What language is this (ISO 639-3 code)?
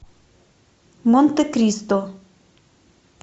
rus